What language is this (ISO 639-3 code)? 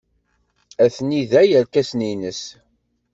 kab